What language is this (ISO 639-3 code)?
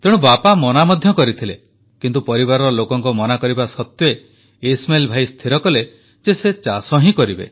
ori